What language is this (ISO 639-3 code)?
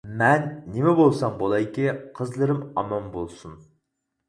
uig